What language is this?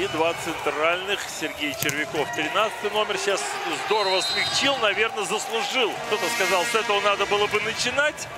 Russian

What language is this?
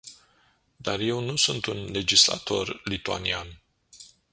Romanian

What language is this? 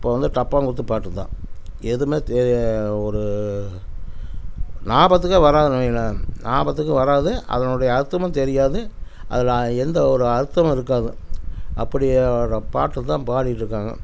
Tamil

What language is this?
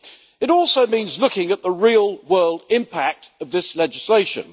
English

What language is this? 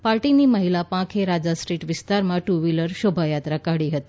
Gujarati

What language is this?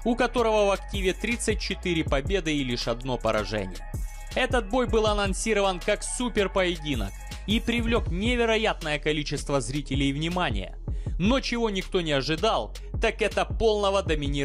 Russian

